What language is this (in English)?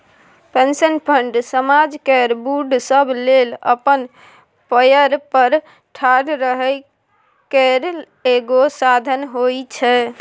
Maithili